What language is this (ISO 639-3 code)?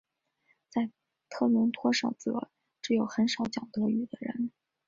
zho